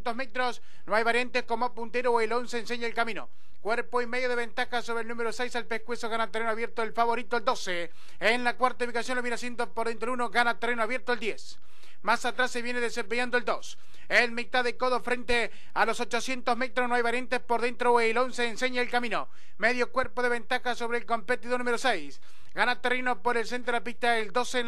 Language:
Spanish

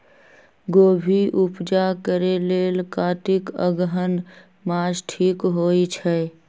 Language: Magahi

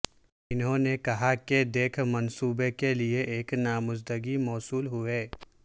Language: Urdu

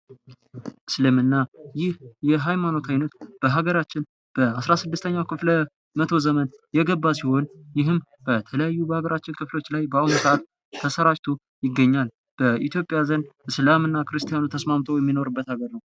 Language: Amharic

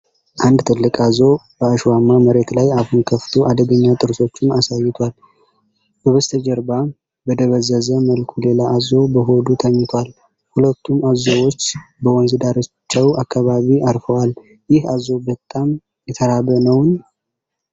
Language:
Amharic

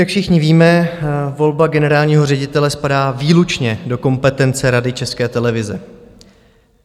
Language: Czech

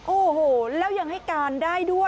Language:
Thai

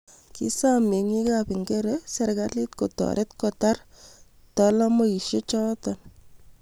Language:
Kalenjin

